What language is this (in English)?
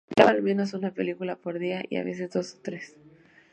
Spanish